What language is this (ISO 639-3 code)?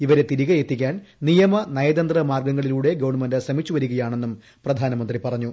mal